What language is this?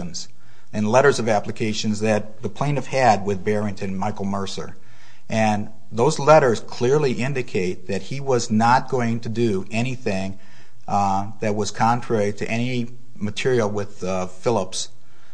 English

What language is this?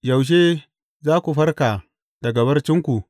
Hausa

